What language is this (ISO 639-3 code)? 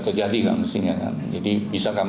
ind